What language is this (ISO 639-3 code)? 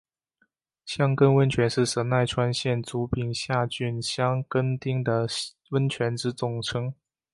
zho